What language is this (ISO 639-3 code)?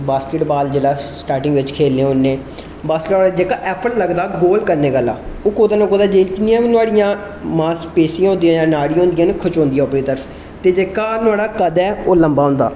doi